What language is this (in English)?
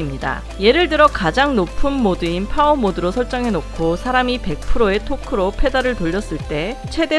Korean